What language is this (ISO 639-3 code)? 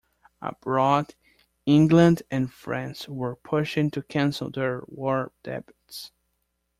eng